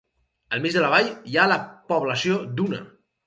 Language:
Catalan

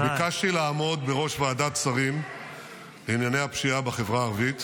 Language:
Hebrew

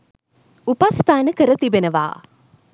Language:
Sinhala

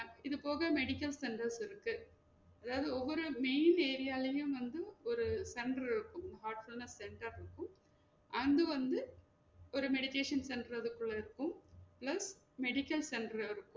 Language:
Tamil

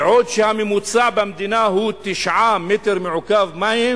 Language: Hebrew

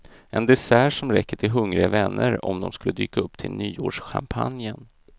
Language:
Swedish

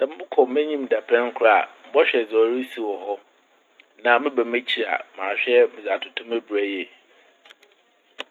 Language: Akan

